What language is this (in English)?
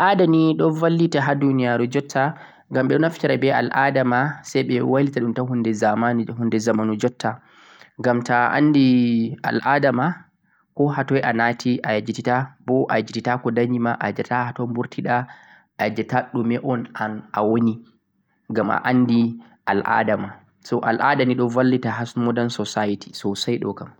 Central-Eastern Niger Fulfulde